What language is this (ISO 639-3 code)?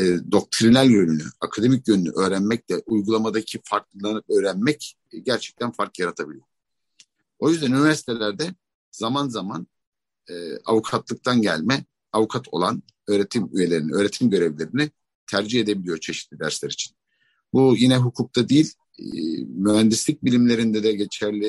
tur